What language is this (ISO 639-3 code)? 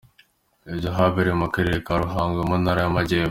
kin